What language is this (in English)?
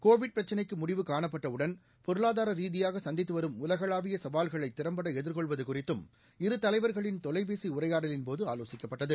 Tamil